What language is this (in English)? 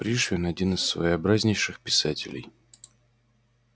Russian